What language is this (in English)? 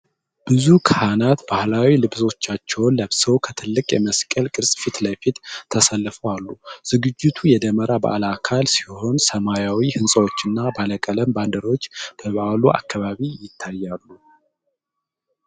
Amharic